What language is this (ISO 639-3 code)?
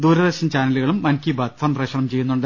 mal